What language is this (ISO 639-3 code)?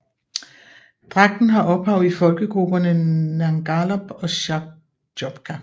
dan